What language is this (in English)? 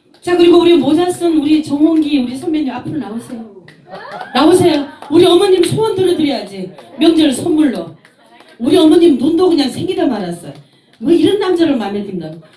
Korean